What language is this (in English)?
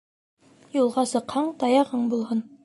Bashkir